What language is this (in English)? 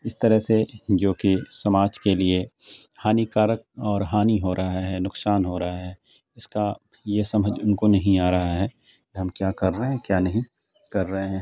Urdu